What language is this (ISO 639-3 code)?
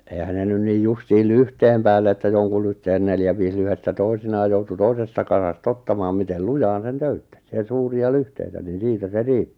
fin